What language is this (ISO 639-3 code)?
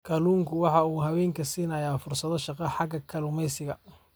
som